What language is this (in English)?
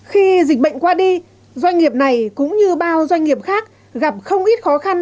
Vietnamese